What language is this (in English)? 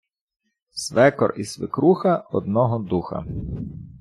Ukrainian